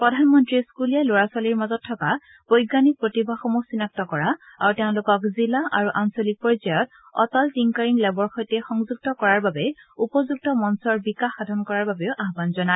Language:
Assamese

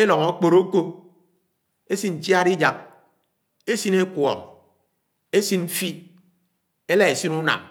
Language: Anaang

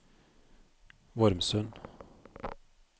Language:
Norwegian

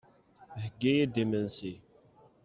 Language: Kabyle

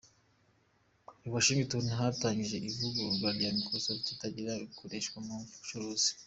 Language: Kinyarwanda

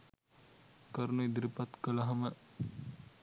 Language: Sinhala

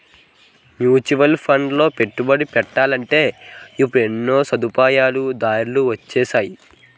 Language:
Telugu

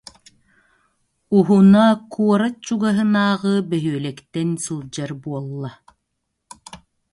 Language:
Yakut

